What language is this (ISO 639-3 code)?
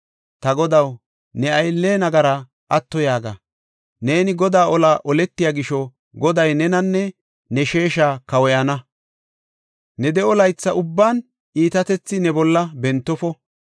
gof